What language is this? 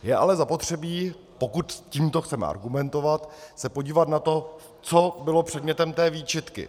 Czech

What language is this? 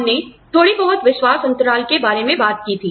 Hindi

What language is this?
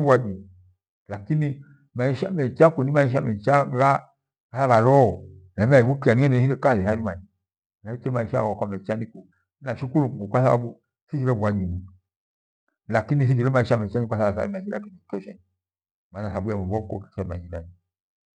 Gweno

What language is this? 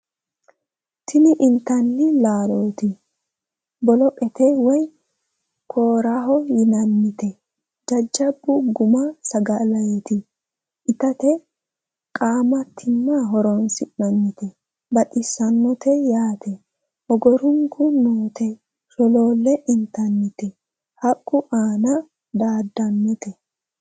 Sidamo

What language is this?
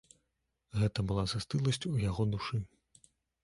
Belarusian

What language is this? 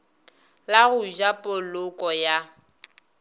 Northern Sotho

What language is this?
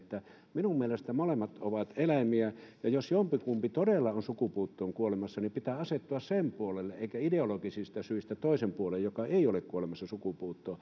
Finnish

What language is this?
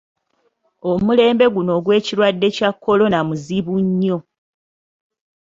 Ganda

